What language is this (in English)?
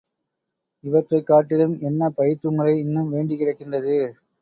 Tamil